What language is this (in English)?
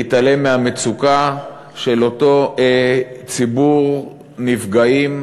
Hebrew